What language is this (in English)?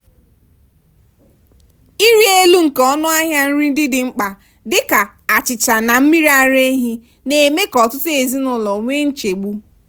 Igbo